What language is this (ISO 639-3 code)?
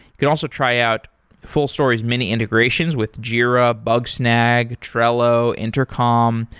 eng